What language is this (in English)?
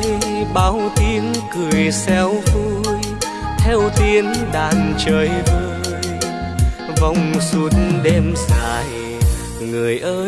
Vietnamese